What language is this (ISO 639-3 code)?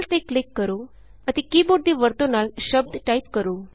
pan